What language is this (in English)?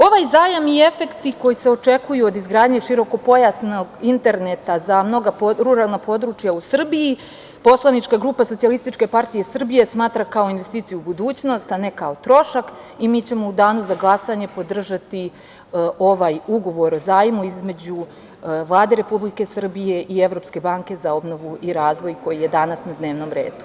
Serbian